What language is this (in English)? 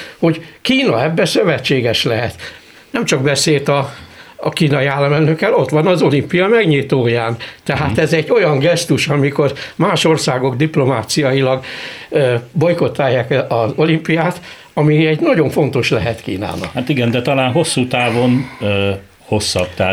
Hungarian